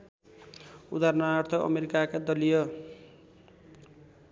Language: Nepali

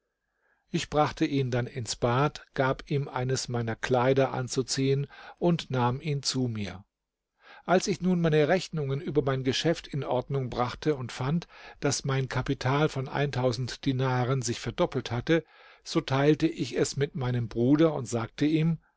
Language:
German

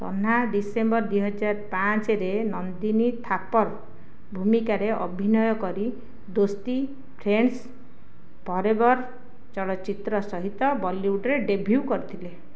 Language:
Odia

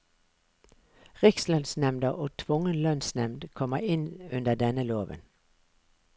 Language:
Norwegian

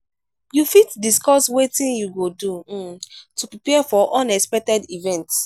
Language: Nigerian Pidgin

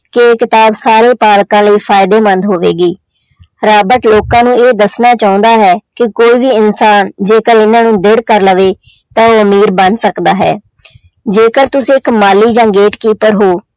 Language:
Punjabi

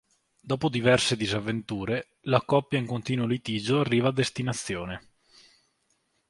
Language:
Italian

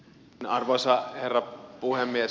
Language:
Finnish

